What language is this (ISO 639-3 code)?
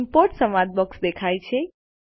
guj